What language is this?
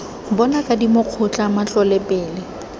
Tswana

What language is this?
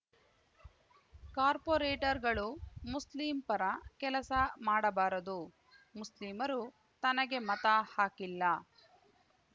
Kannada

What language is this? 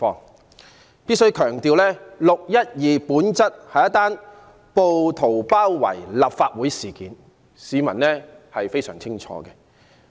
Cantonese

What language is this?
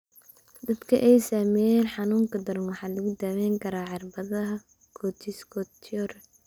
Somali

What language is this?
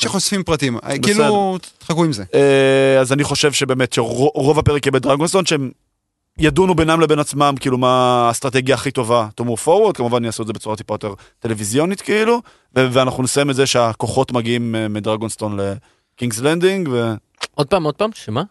Hebrew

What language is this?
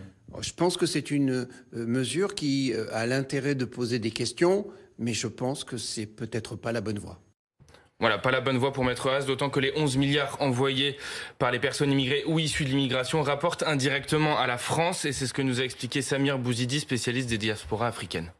French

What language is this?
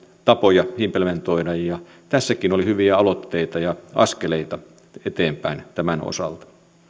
Finnish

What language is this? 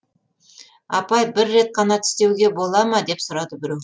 Kazakh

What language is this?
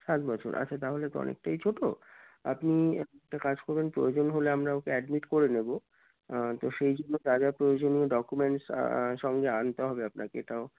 Bangla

